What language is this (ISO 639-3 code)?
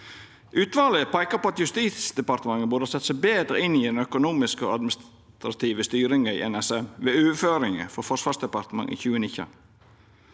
nor